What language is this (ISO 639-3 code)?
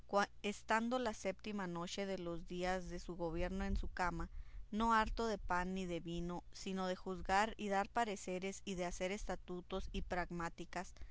spa